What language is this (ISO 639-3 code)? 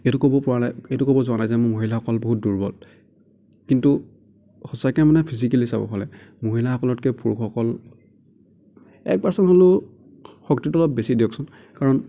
asm